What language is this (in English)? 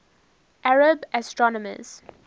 English